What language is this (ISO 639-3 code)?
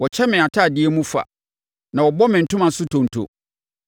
aka